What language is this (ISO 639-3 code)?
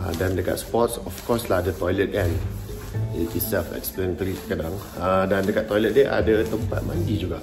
msa